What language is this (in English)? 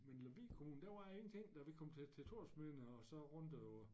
Danish